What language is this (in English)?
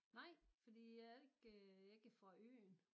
Danish